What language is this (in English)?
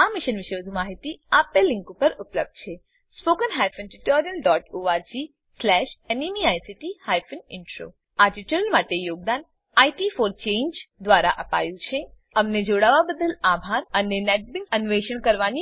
Gujarati